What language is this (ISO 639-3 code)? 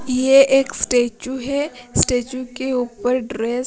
hin